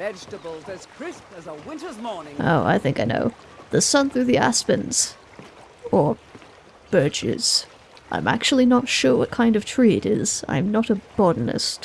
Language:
English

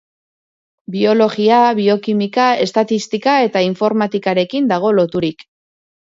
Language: Basque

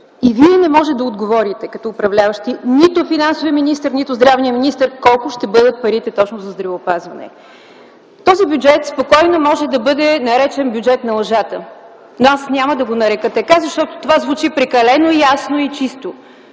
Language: Bulgarian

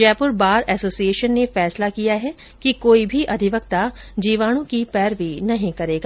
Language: Hindi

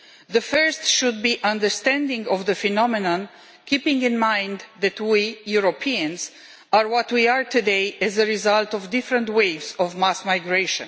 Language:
English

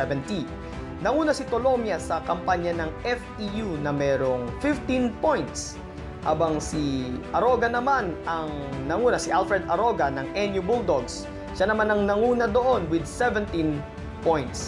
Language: Filipino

